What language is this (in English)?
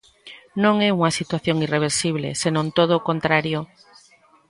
Galician